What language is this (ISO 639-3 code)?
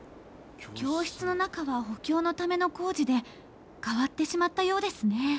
jpn